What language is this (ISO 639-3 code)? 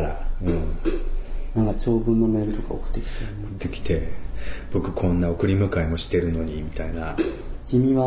jpn